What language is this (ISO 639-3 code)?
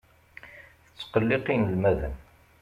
kab